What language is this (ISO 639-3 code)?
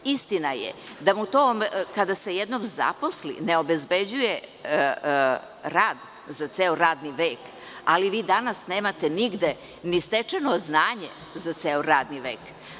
srp